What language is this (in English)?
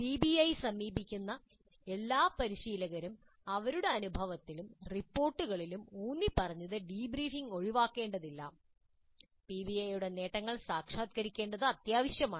Malayalam